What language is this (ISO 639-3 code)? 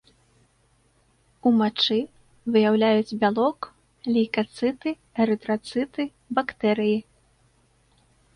bel